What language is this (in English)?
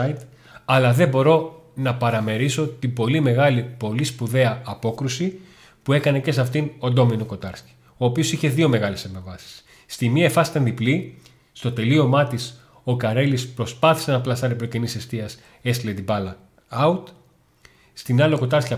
Greek